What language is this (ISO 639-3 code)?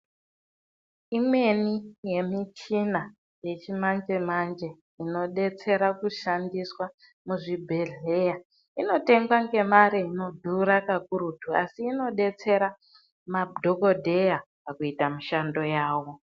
ndc